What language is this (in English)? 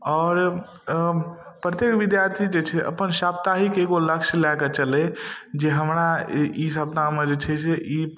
Maithili